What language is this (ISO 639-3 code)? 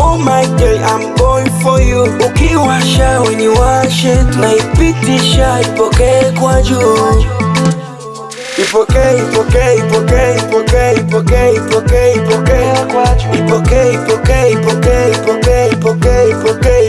swa